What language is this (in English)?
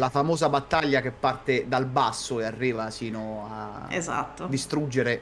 Italian